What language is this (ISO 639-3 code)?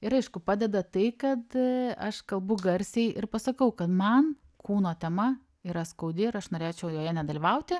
lit